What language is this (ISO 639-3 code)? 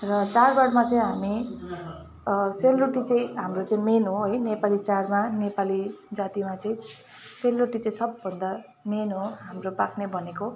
nep